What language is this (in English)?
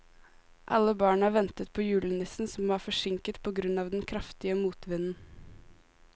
Norwegian